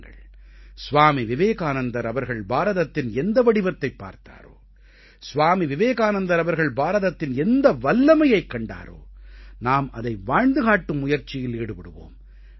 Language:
Tamil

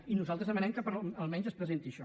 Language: Catalan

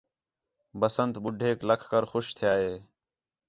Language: Khetrani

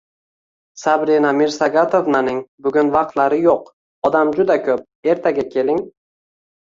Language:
Uzbek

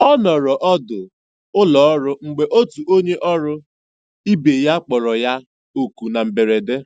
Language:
Igbo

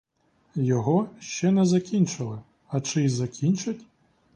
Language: Ukrainian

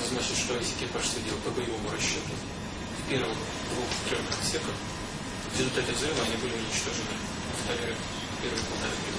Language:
Russian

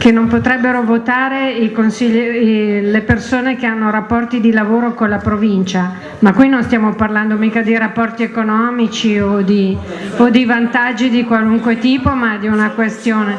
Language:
Italian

